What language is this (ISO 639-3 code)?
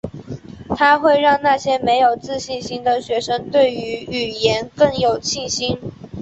zho